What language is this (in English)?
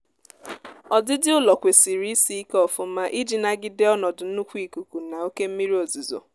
Igbo